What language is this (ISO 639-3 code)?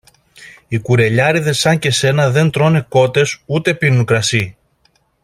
ell